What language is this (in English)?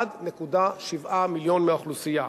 Hebrew